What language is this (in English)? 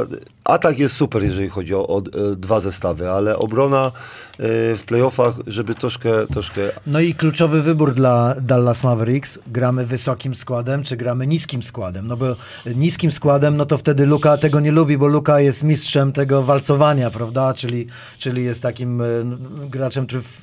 Polish